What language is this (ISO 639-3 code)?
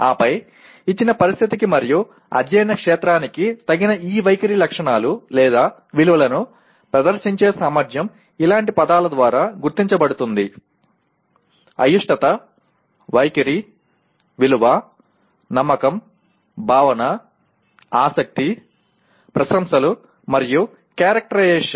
tel